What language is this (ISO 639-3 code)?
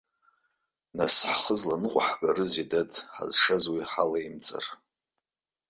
abk